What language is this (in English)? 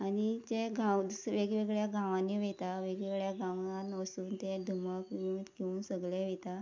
Konkani